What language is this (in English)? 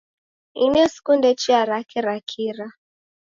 Taita